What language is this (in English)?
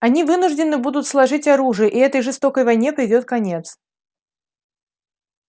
Russian